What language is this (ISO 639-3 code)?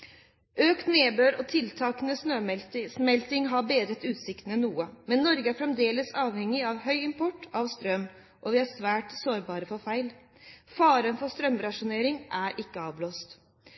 nob